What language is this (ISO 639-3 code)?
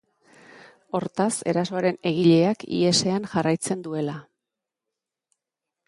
eus